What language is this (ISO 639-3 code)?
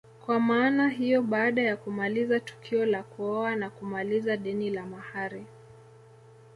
swa